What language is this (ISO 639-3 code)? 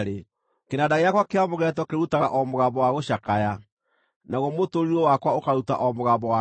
kik